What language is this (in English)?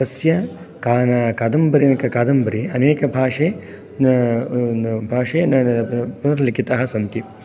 Sanskrit